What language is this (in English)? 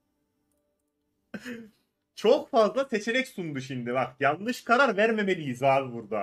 Turkish